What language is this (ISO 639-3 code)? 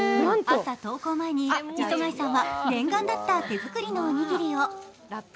jpn